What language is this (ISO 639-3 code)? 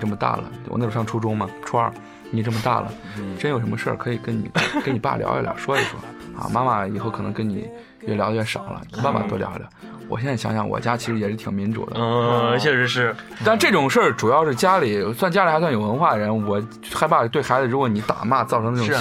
zho